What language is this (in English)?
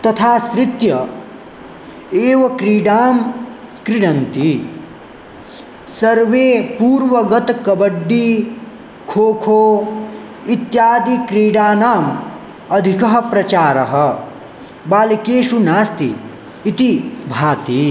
Sanskrit